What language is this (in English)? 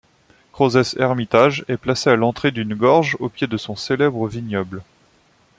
French